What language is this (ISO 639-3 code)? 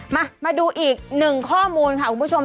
tha